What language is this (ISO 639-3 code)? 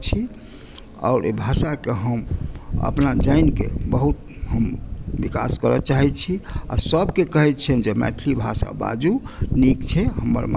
mai